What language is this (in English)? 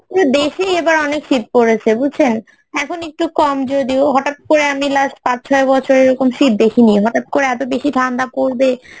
Bangla